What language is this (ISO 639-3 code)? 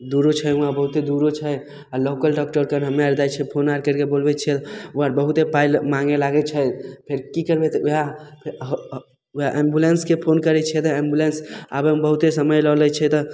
mai